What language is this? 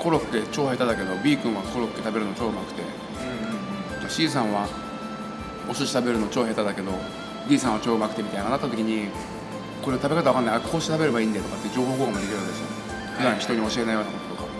Japanese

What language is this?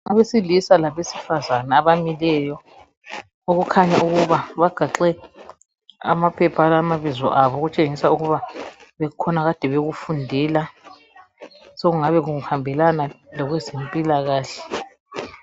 North Ndebele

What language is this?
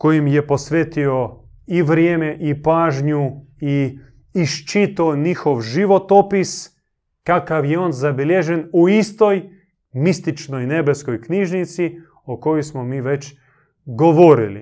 Croatian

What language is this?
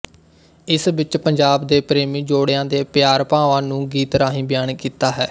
Punjabi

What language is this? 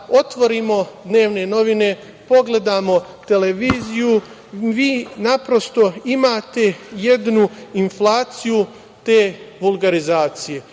Serbian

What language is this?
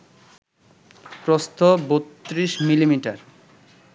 Bangla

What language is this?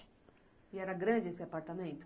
Portuguese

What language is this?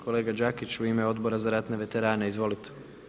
Croatian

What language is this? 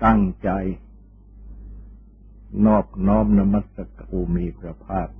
Thai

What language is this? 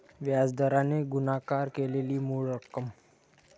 Marathi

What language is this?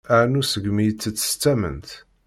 Kabyle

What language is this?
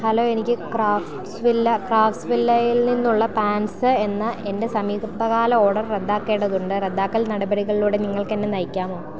Malayalam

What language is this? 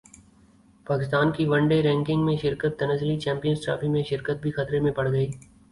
Urdu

